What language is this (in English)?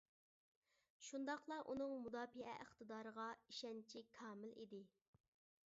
Uyghur